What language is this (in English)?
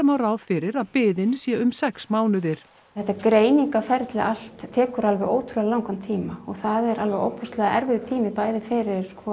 Icelandic